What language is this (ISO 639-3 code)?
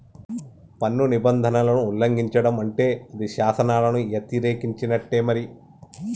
tel